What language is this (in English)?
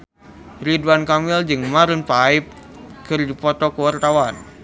Sundanese